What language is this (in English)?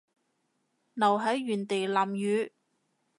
Cantonese